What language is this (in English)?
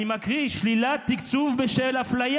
Hebrew